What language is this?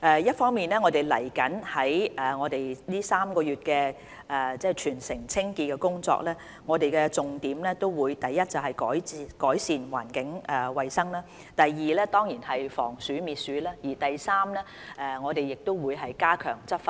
Cantonese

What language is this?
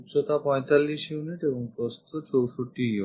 Bangla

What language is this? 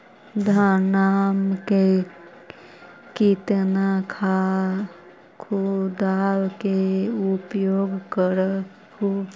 Magahi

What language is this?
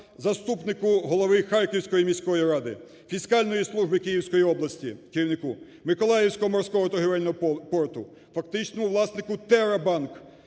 Ukrainian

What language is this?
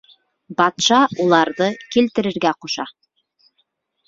Bashkir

